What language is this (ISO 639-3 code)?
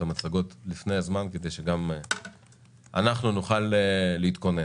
heb